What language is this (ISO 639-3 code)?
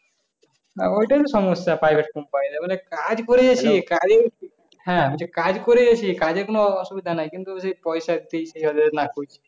ben